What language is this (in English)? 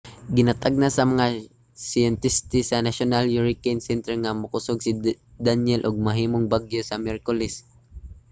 Cebuano